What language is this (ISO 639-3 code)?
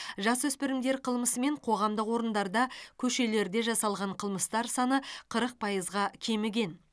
kaz